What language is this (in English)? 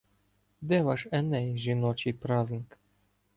Ukrainian